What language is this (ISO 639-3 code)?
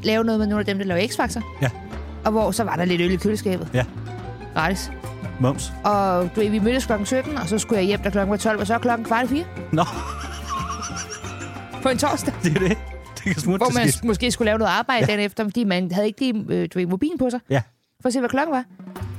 dan